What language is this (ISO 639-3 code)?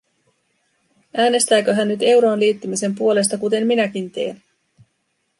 fin